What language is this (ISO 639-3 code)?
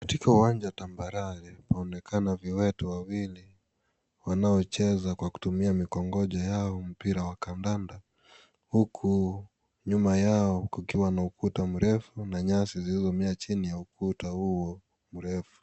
swa